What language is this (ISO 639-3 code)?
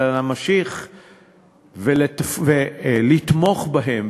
heb